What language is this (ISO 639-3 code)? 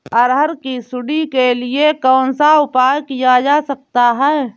hin